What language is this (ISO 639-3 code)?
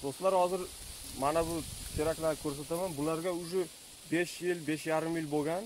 tur